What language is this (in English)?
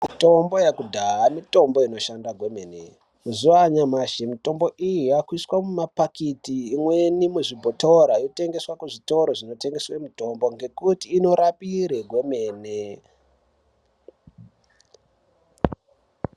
Ndau